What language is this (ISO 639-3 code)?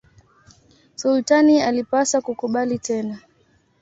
swa